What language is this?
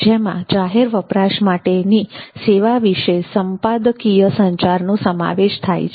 Gujarati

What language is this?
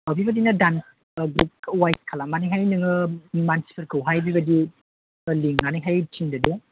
Bodo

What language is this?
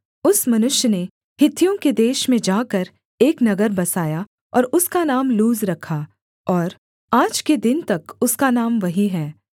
Hindi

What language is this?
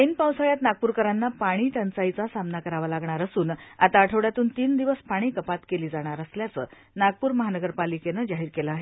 Marathi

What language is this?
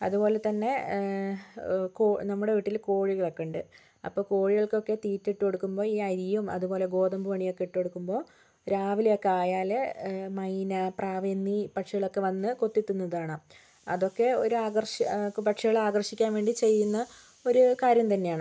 Malayalam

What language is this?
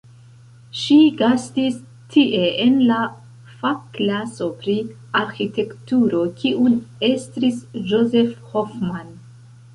Esperanto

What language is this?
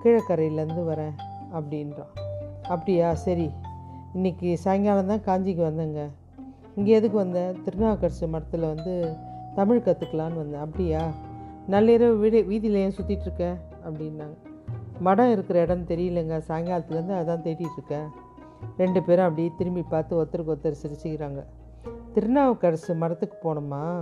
Tamil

